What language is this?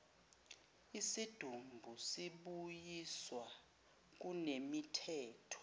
Zulu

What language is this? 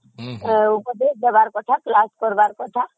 Odia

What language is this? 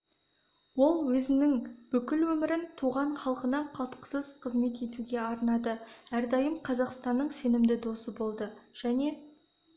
Kazakh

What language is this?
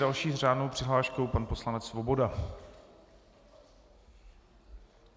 Czech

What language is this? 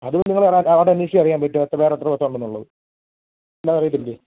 Malayalam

